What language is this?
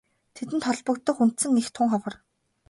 Mongolian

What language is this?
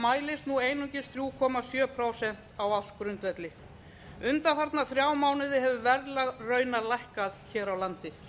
Icelandic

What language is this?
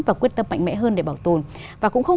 Vietnamese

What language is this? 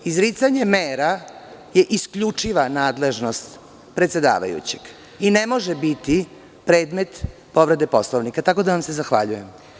Serbian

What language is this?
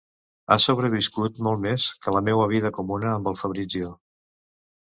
Catalan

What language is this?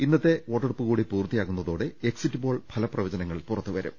Malayalam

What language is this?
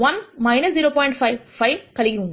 Telugu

